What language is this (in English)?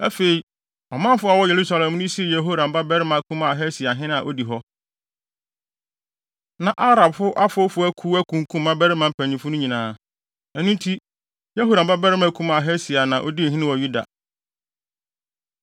Akan